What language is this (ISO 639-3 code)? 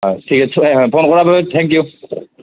asm